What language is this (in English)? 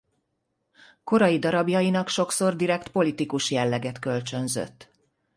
Hungarian